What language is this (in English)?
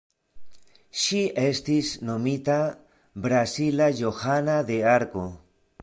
Esperanto